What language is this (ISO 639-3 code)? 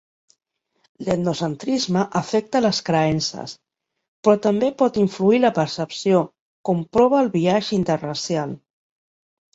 cat